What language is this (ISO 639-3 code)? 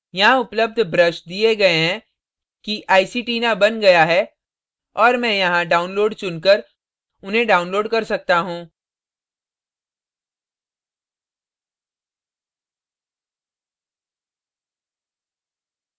hin